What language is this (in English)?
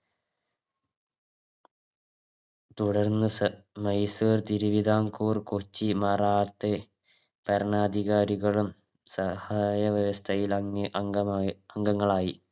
Malayalam